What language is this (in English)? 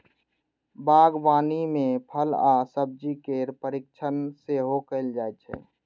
Maithili